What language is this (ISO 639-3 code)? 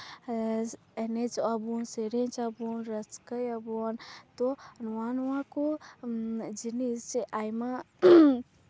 sat